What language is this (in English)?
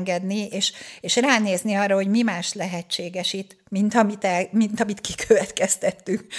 Hungarian